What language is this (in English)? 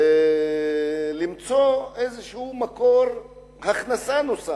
Hebrew